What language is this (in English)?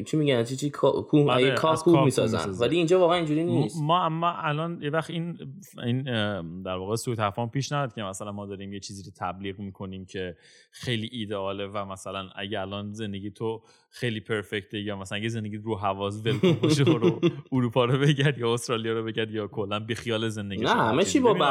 Persian